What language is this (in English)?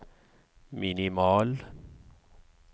Norwegian